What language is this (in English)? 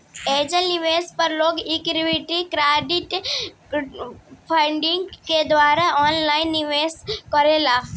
Bhojpuri